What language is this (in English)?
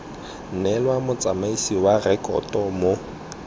Tswana